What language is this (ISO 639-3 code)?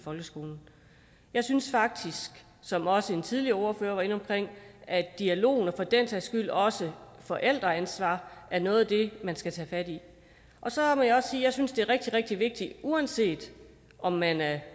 dan